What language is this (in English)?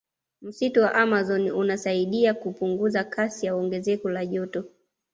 Swahili